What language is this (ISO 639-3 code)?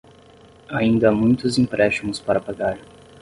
por